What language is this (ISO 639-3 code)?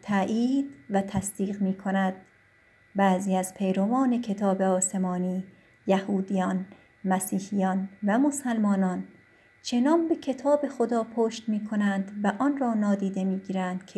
fas